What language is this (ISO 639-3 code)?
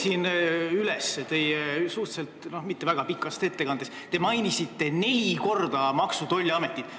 est